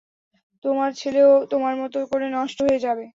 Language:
Bangla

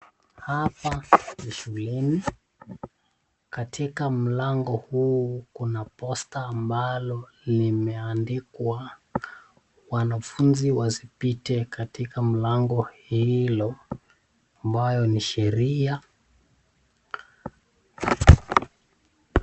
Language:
Swahili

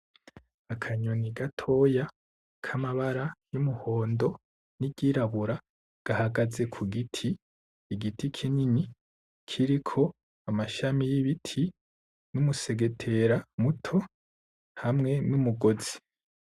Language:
Rundi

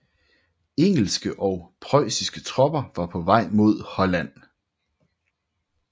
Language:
Danish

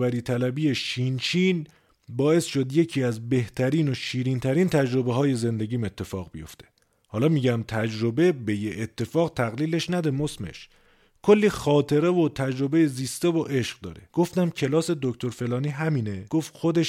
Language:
Persian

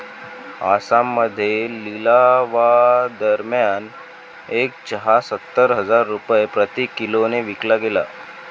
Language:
Marathi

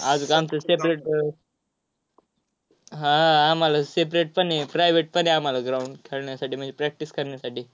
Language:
Marathi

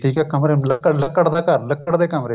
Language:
Punjabi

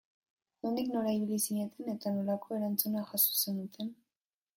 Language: Basque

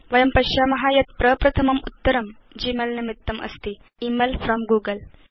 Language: Sanskrit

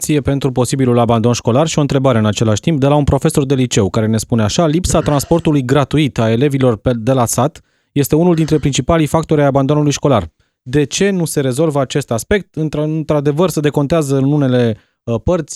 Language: Romanian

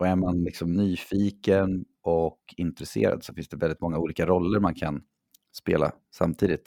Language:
Swedish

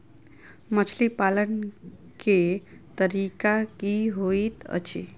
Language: Maithili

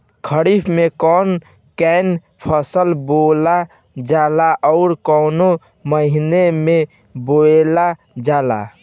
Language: Bhojpuri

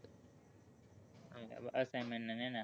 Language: Gujarati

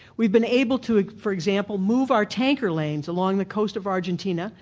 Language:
English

